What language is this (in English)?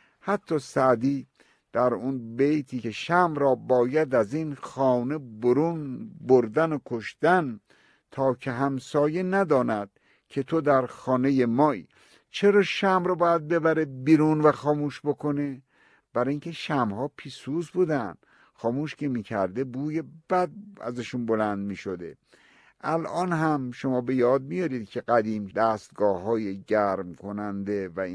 Persian